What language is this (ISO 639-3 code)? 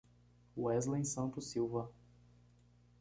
por